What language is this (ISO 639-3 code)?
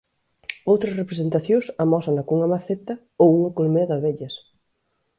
glg